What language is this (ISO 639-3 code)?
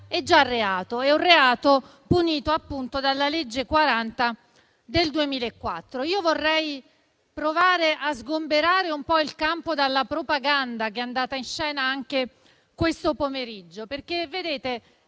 ita